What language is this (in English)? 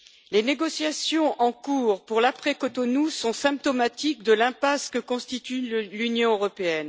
French